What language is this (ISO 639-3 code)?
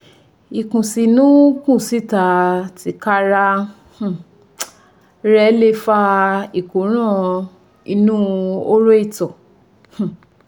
yor